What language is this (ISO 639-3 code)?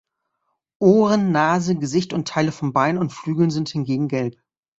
deu